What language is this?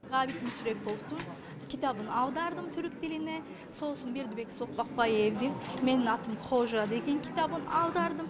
Kazakh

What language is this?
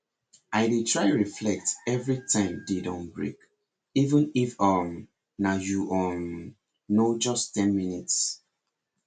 Nigerian Pidgin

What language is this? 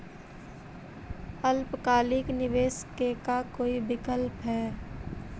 Magahi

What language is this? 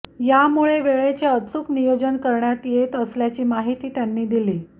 Marathi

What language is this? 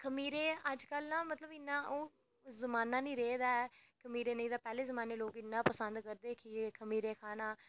Dogri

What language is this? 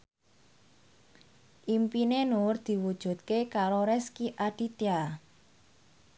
Javanese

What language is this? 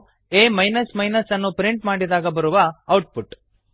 Kannada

